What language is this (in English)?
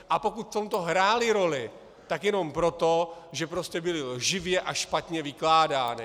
Czech